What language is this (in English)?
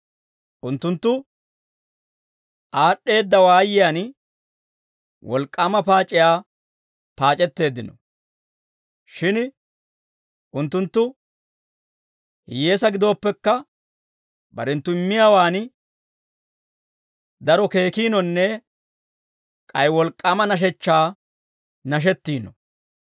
Dawro